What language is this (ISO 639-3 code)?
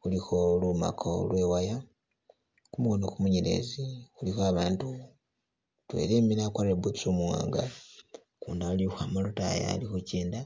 myx